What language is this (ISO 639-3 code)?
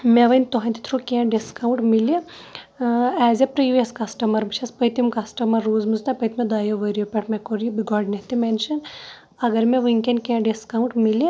kas